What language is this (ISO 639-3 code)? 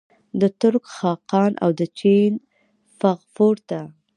pus